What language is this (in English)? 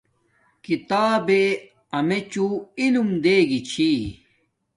Domaaki